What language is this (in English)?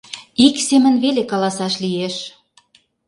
Mari